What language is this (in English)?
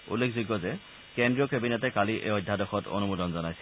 Assamese